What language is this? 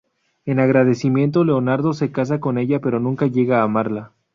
Spanish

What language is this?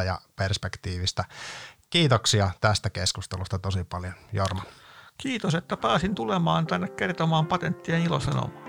Finnish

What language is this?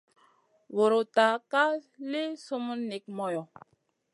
Masana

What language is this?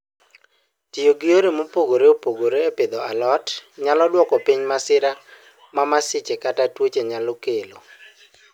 Luo (Kenya and Tanzania)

